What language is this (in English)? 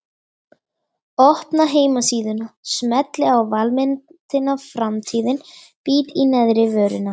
Icelandic